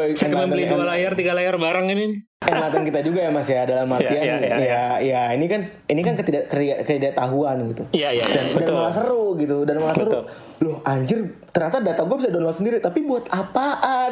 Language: Indonesian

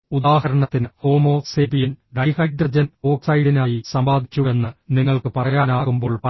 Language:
Malayalam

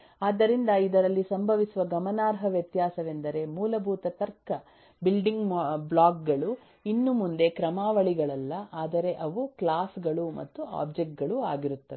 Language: Kannada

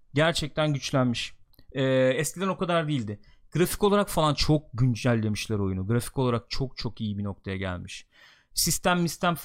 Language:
Turkish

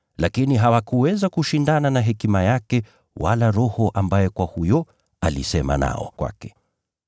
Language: Swahili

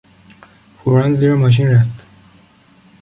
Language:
Persian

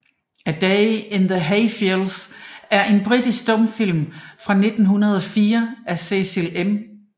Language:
Danish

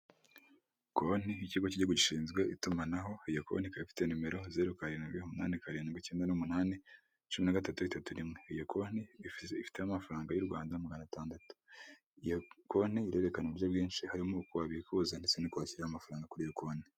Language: Kinyarwanda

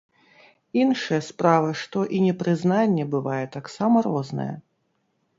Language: Belarusian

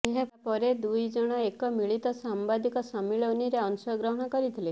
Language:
Odia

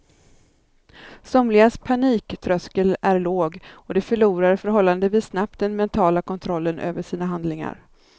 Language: Swedish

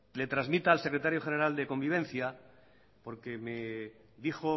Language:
Spanish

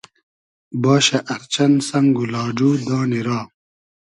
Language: Hazaragi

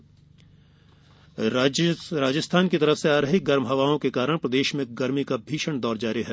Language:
Hindi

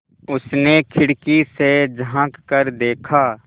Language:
Hindi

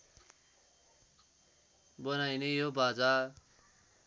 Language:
Nepali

